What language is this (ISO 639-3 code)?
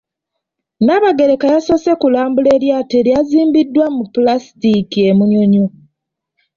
lug